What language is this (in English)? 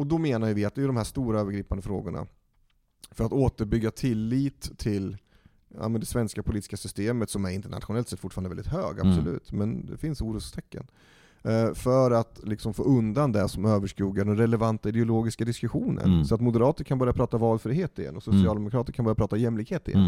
Swedish